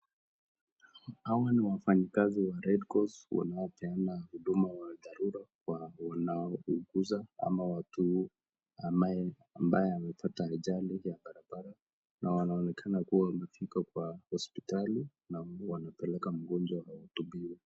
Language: Swahili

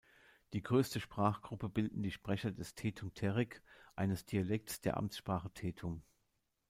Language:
German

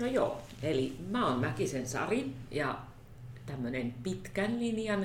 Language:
Finnish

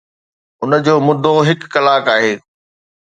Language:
Sindhi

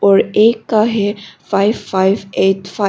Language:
Hindi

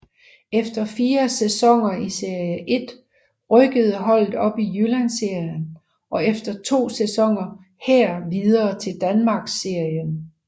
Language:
Danish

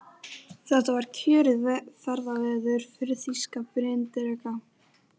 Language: Icelandic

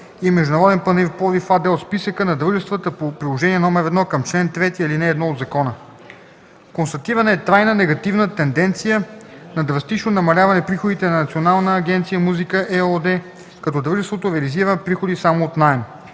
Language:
Bulgarian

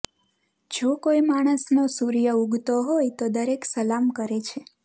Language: Gujarati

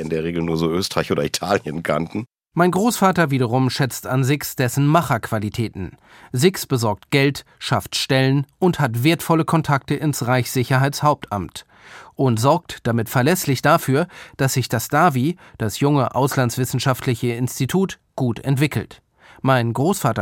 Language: German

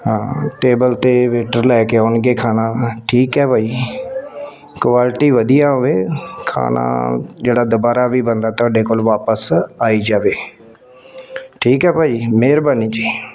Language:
Punjabi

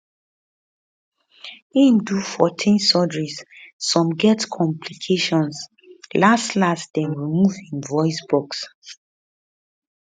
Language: Nigerian Pidgin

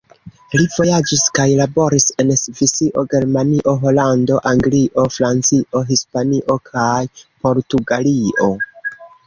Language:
Esperanto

